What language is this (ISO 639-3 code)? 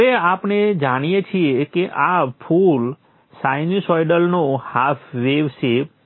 guj